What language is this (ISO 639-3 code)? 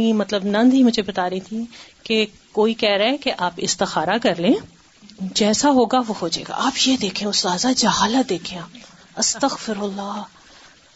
urd